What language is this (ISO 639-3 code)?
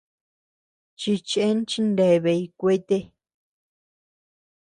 cux